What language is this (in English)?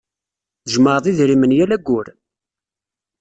Kabyle